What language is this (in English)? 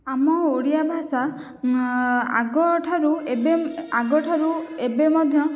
Odia